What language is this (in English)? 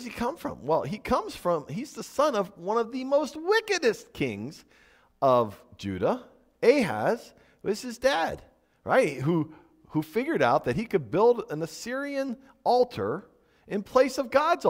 English